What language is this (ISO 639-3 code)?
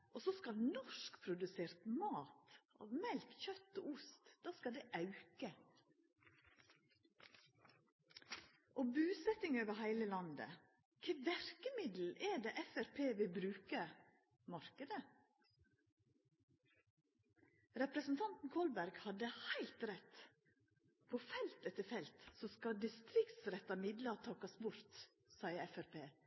nno